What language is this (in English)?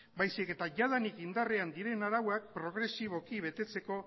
Basque